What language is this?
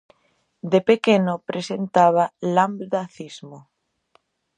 Galician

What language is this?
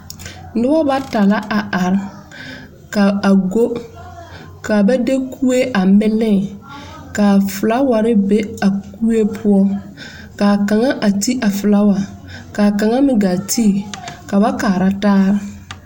Southern Dagaare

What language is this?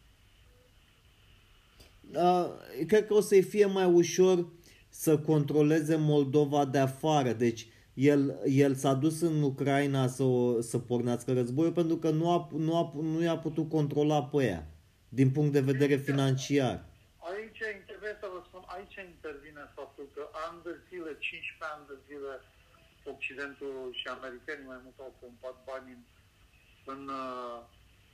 Romanian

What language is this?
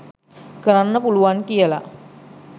Sinhala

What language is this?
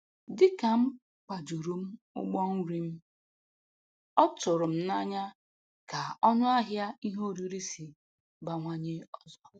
Igbo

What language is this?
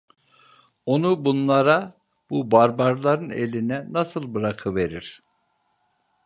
Turkish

